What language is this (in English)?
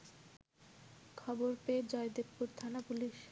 Bangla